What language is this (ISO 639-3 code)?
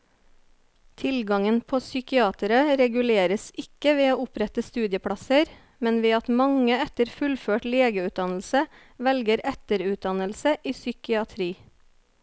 nor